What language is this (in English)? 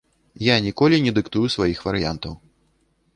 Belarusian